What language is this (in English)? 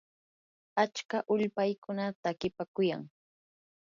Yanahuanca Pasco Quechua